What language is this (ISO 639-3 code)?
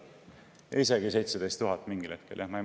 est